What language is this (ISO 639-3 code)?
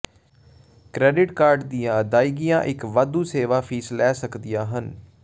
pan